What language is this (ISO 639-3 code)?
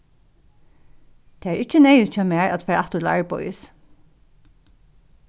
fao